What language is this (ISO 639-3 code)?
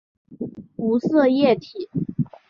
zho